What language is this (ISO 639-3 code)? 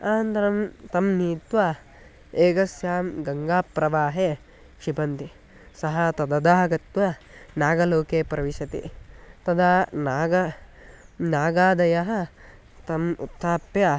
san